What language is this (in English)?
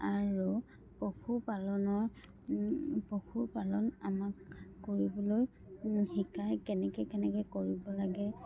Assamese